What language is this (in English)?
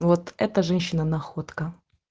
Russian